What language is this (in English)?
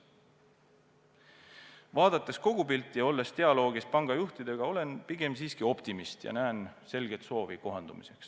Estonian